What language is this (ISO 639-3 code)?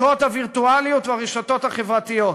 heb